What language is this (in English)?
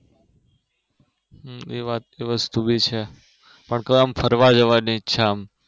Gujarati